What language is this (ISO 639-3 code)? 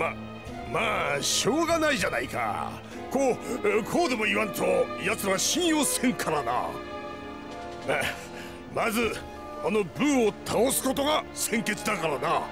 jpn